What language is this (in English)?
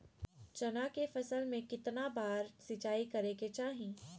Magahi